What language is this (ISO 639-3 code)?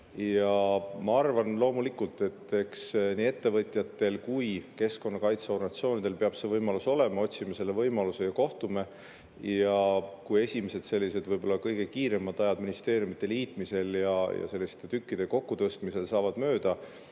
est